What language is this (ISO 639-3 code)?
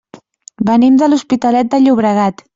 cat